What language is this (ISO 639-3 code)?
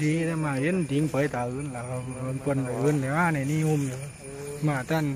tha